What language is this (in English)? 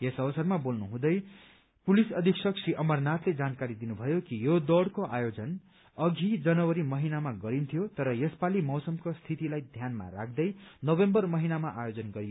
Nepali